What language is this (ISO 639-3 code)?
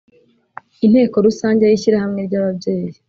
kin